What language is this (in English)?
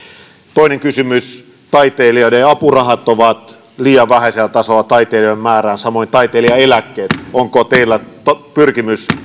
Finnish